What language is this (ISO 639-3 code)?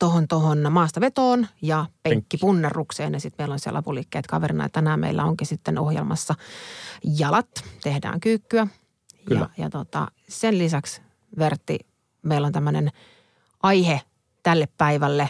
fin